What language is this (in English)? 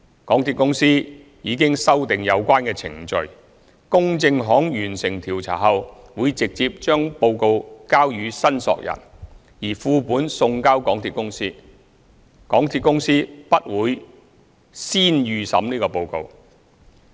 Cantonese